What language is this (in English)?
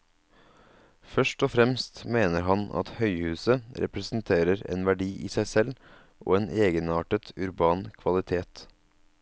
Norwegian